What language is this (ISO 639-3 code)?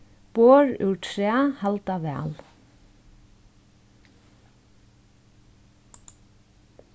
fao